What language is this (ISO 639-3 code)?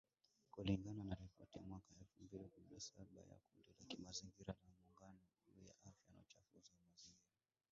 swa